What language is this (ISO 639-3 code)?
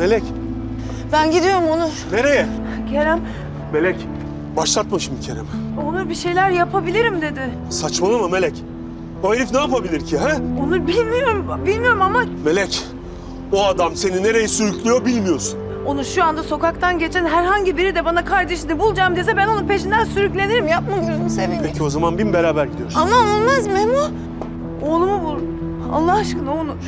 tur